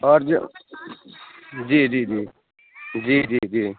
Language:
Urdu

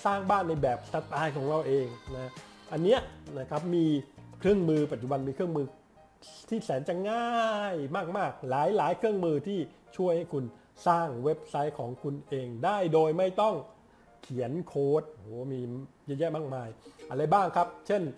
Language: Thai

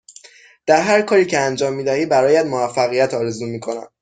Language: Persian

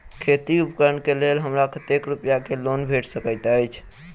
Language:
Maithili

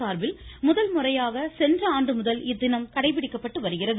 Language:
Tamil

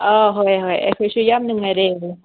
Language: Manipuri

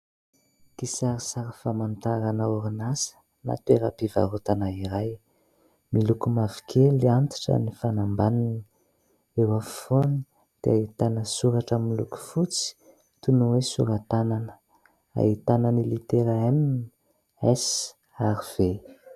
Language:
Malagasy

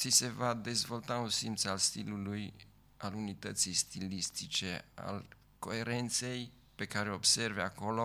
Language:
Romanian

